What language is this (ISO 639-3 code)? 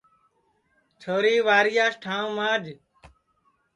ssi